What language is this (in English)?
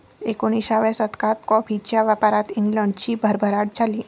Marathi